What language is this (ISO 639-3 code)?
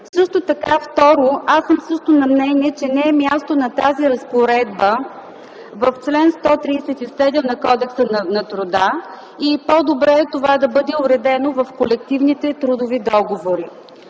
bul